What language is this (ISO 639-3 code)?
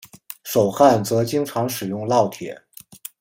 zho